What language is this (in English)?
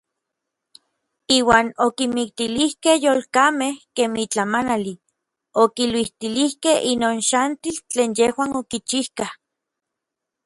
Orizaba Nahuatl